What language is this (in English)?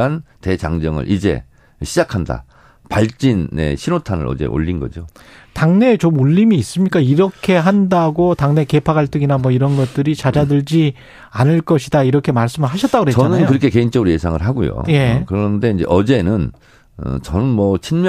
Korean